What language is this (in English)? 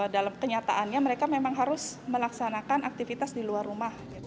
Indonesian